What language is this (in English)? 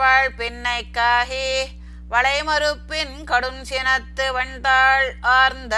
Tamil